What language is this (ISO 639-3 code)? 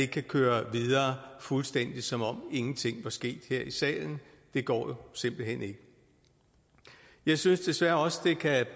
dan